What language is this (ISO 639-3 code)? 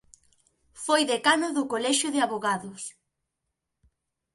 glg